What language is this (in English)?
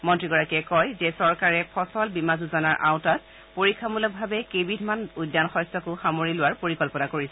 Assamese